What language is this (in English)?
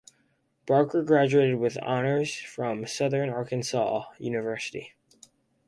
English